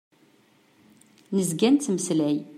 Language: Kabyle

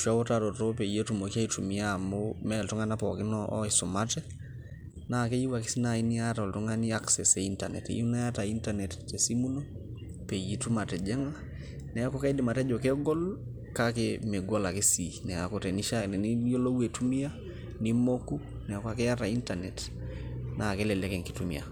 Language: Masai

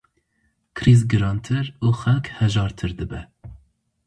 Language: Kurdish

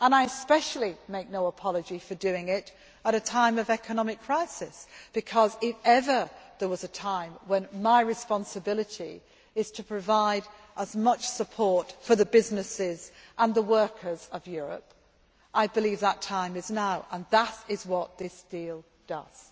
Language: English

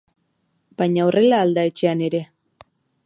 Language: Basque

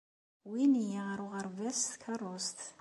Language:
Kabyle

